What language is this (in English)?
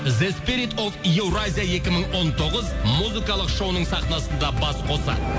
Kazakh